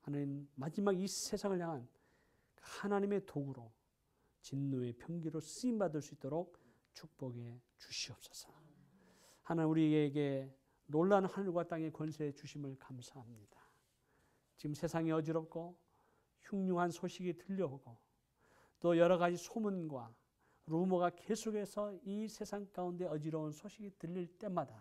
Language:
Korean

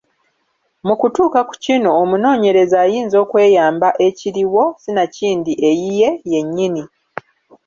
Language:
Ganda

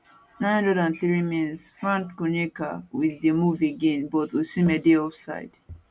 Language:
Nigerian Pidgin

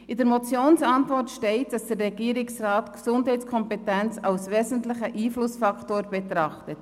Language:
Swiss German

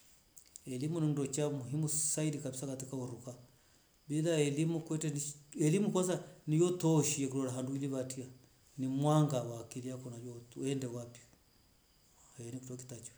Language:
Rombo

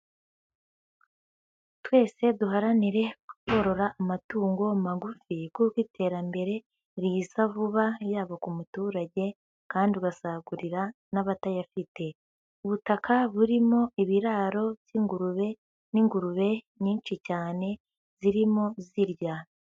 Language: Kinyarwanda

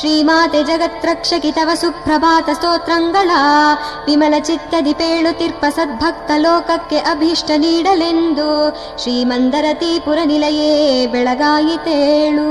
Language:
Kannada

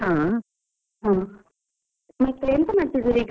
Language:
Kannada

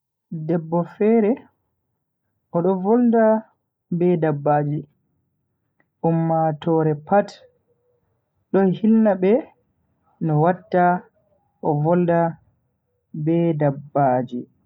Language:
Bagirmi Fulfulde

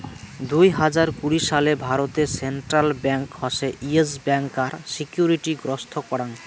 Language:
Bangla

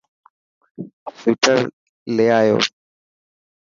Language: Dhatki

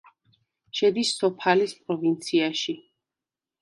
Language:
Georgian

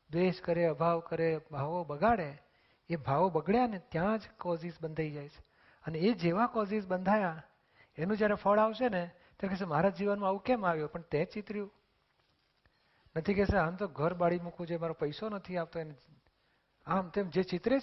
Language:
Gujarati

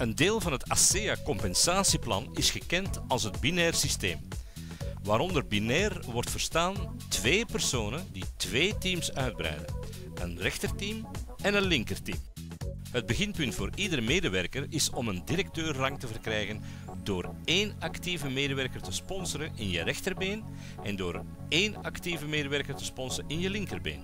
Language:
Dutch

